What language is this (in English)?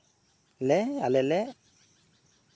Santali